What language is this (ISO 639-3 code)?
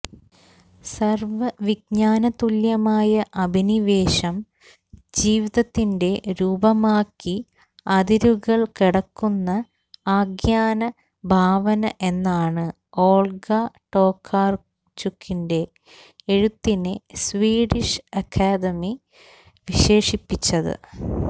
mal